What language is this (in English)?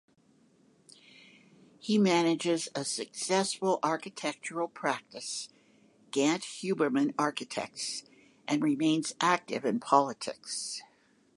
English